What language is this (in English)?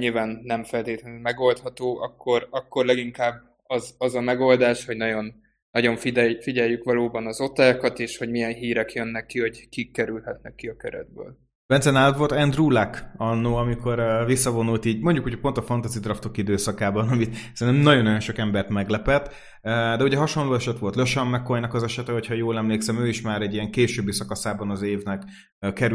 Hungarian